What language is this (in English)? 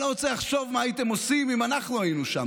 Hebrew